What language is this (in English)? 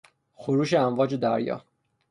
Persian